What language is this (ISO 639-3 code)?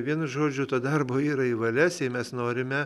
lit